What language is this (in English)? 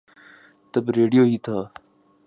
Urdu